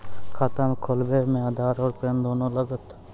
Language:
Maithili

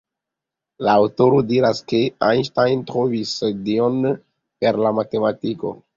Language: Esperanto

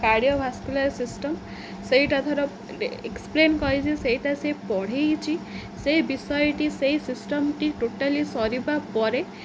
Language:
Odia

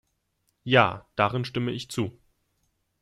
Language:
German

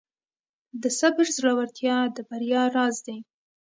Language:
Pashto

